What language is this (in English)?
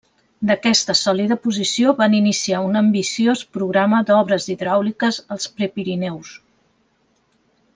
Catalan